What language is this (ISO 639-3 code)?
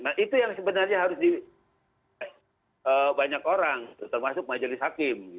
ind